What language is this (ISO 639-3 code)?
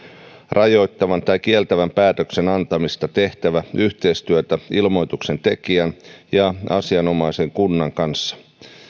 fin